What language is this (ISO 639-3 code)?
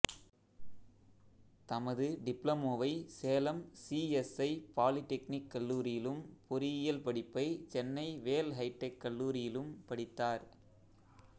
tam